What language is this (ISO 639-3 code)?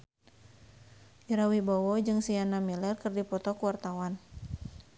sun